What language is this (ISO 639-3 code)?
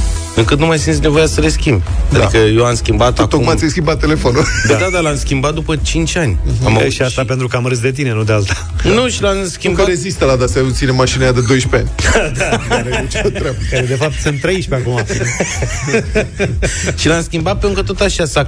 ron